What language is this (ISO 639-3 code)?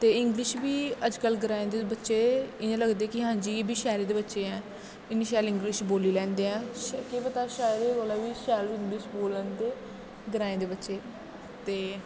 doi